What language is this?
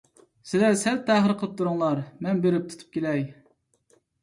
Uyghur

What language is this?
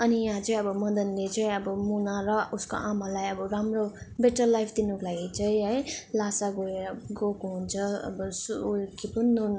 Nepali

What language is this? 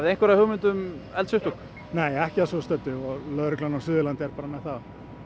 Icelandic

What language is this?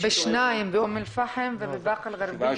Hebrew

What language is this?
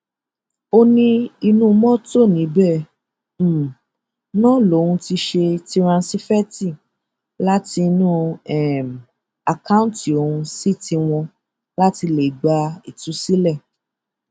Yoruba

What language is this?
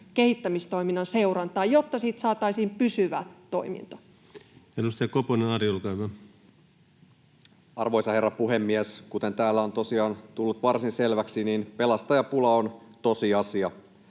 Finnish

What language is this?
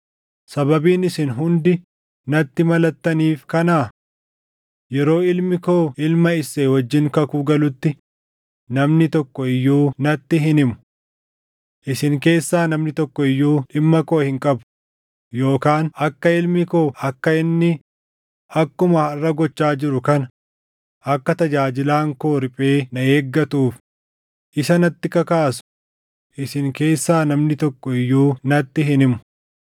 Oromo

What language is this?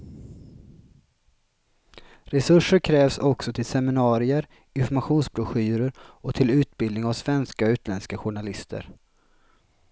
Swedish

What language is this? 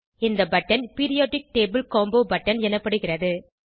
Tamil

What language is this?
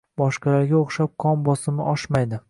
Uzbek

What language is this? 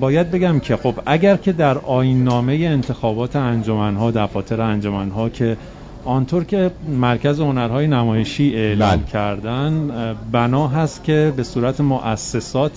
Persian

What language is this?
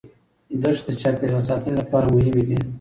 Pashto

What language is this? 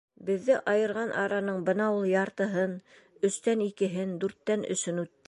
Bashkir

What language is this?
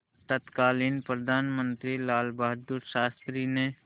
Hindi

